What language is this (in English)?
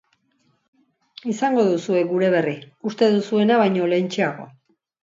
Basque